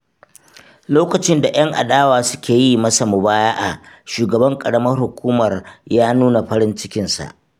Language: Hausa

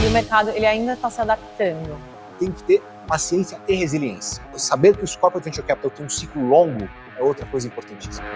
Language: Portuguese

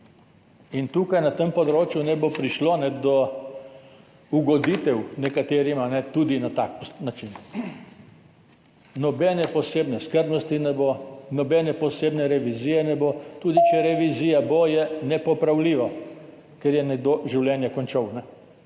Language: Slovenian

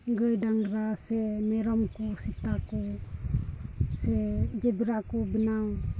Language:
Santali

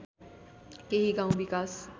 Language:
Nepali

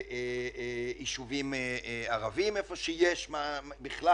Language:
Hebrew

